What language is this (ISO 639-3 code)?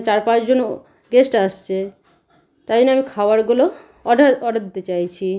ben